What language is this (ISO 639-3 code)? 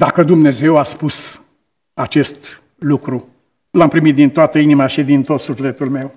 ron